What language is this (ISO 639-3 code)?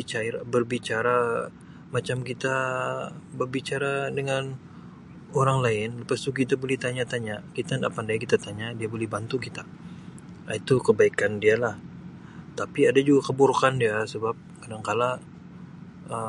msi